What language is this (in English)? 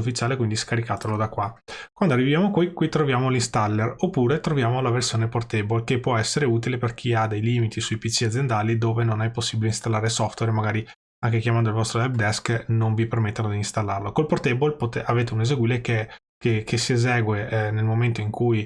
Italian